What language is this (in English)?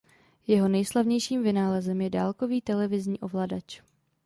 Czech